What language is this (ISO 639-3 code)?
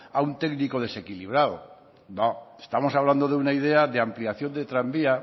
spa